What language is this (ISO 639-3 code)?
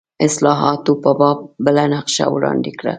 pus